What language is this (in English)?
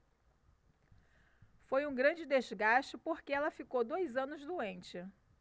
Portuguese